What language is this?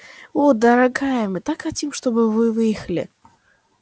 Russian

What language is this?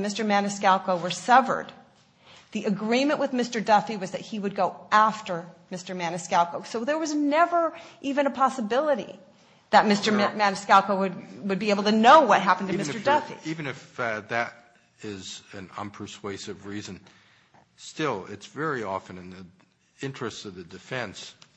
English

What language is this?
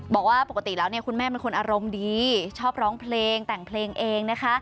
Thai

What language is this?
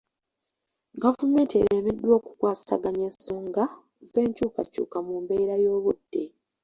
Ganda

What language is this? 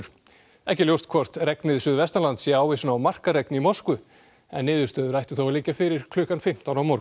Icelandic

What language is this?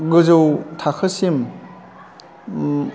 Bodo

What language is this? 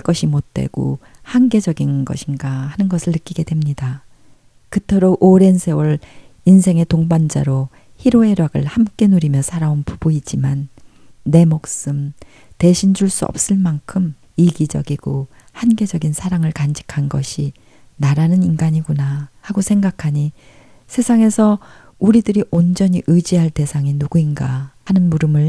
Korean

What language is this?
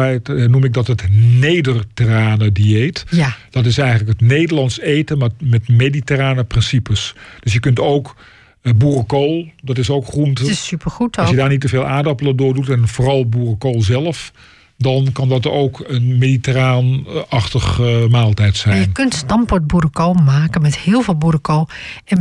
Dutch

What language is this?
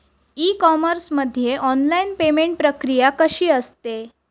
Marathi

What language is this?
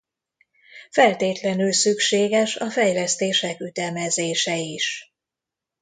Hungarian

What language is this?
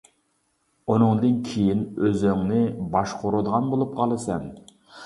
Uyghur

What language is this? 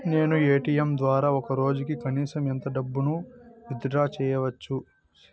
Telugu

